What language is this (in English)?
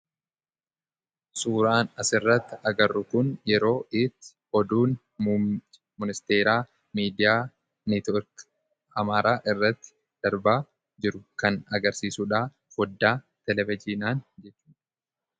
Oromo